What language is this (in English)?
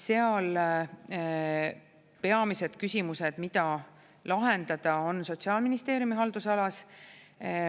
Estonian